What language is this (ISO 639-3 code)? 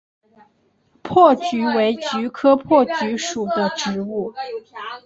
zho